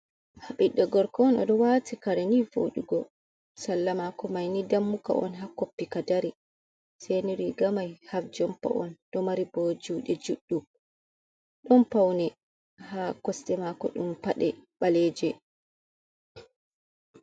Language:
Fula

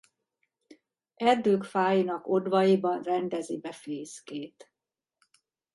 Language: Hungarian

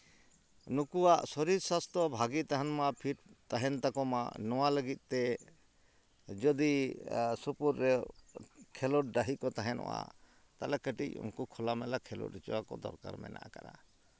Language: Santali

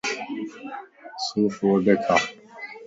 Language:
Lasi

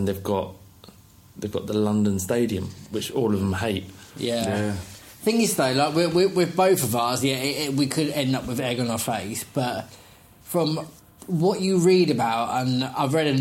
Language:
English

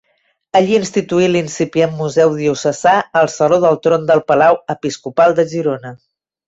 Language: Catalan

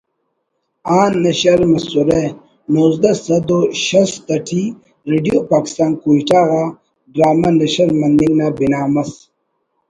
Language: Brahui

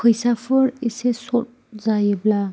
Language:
Bodo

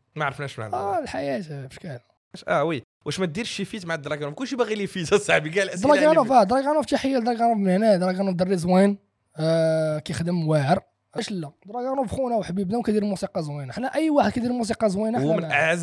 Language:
Arabic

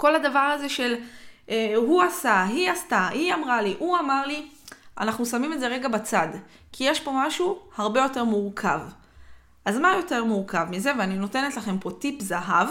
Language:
Hebrew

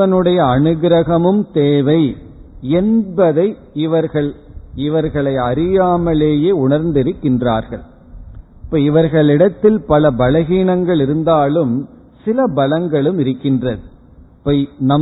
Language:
Tamil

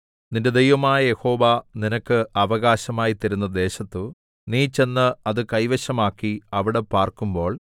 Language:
Malayalam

